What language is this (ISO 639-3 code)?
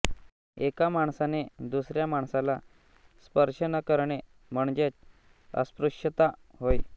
mar